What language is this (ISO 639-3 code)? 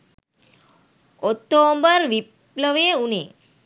sin